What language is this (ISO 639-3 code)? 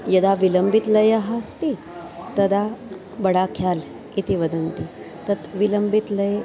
san